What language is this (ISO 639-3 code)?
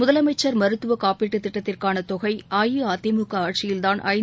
tam